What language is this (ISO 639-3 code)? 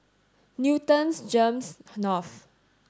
eng